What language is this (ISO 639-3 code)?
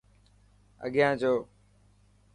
mki